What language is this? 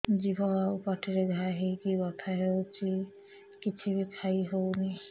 Odia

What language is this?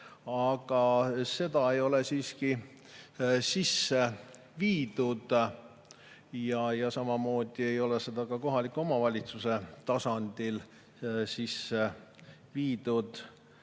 Estonian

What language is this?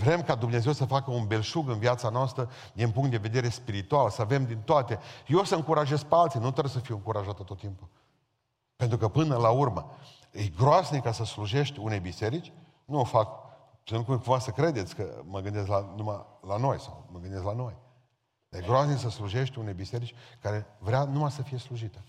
Romanian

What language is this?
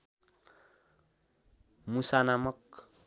Nepali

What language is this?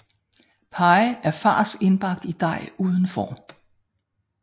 Danish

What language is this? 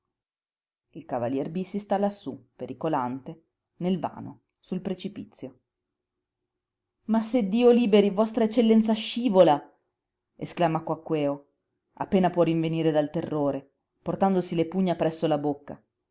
Italian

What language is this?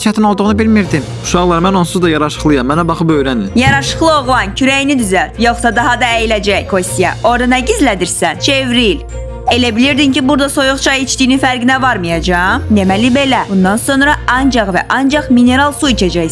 Turkish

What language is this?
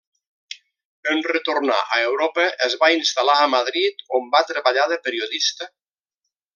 Catalan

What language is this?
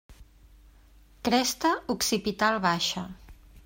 Catalan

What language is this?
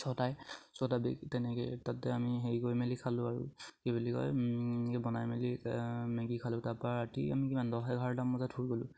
Assamese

